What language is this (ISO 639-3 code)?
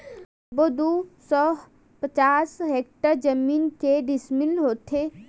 hne